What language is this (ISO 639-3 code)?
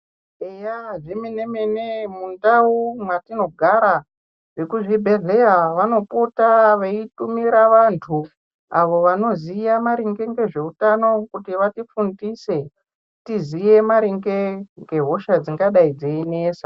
ndc